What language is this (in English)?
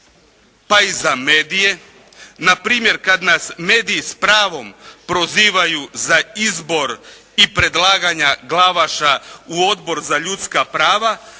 Croatian